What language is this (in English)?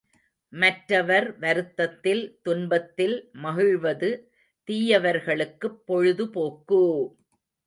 Tamil